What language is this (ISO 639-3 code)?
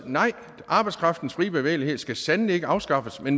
dan